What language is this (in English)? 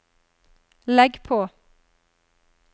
Norwegian